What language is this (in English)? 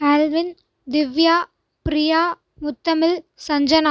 Tamil